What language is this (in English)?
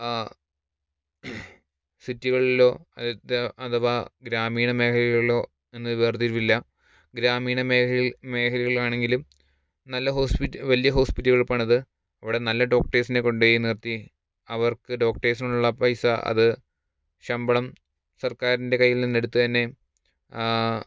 Malayalam